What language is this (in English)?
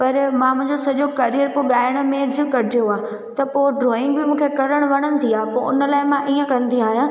Sindhi